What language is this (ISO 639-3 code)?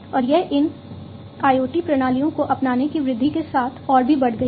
hin